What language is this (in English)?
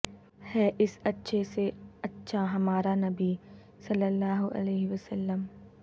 Urdu